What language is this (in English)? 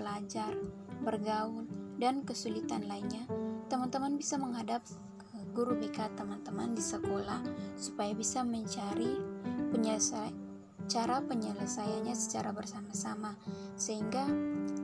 Indonesian